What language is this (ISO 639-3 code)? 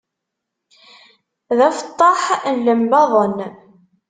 kab